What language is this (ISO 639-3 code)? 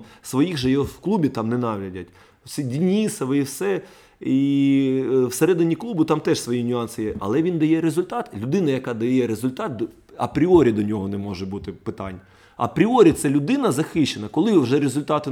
rus